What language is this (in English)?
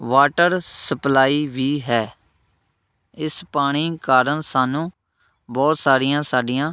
Punjabi